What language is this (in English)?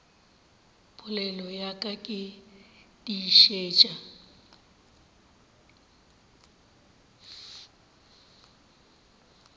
Northern Sotho